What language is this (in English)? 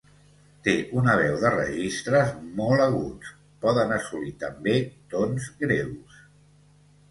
Catalan